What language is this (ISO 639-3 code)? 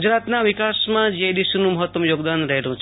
guj